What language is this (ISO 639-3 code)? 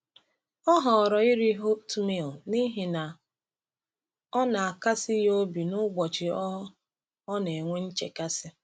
ibo